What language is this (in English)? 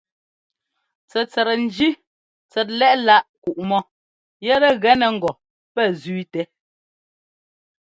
Ngomba